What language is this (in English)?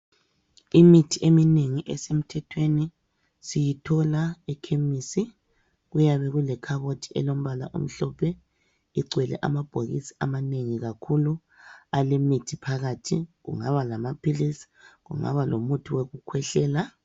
North Ndebele